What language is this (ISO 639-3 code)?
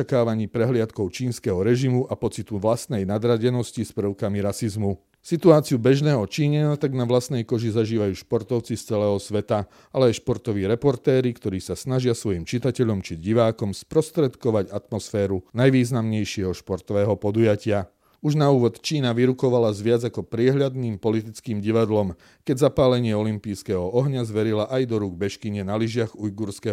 slk